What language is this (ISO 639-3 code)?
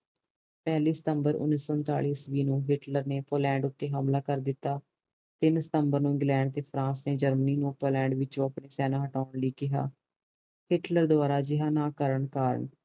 pan